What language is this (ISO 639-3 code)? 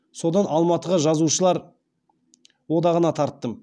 kaz